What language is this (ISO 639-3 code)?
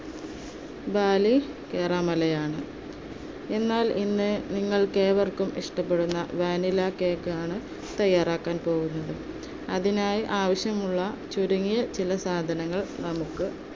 mal